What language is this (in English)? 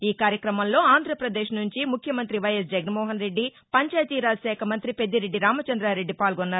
Telugu